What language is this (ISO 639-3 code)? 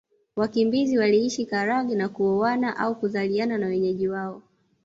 swa